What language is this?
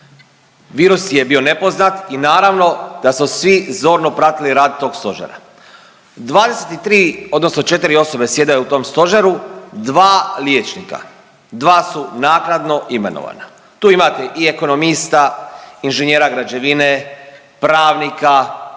Croatian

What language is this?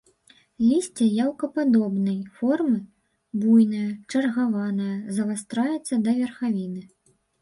Belarusian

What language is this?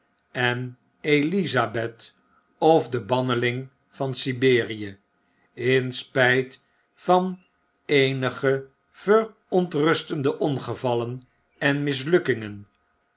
Dutch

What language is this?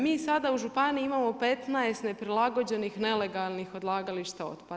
Croatian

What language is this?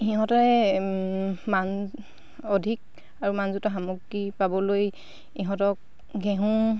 Assamese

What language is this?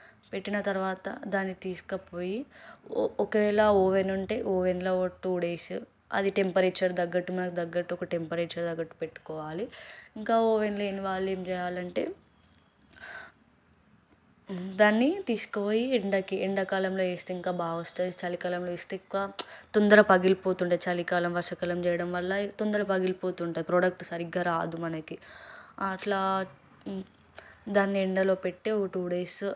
Telugu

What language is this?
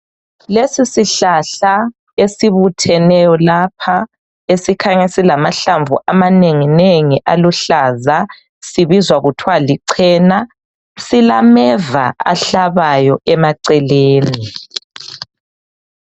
North Ndebele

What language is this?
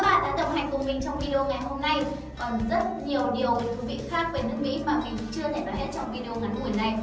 Vietnamese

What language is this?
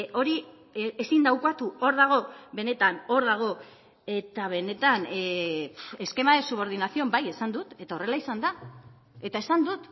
Basque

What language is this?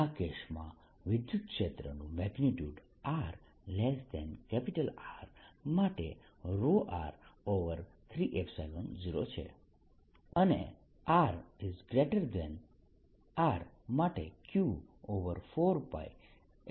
Gujarati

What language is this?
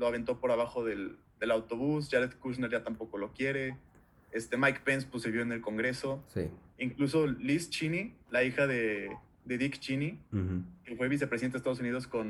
Spanish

